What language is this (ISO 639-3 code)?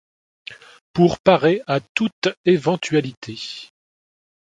fra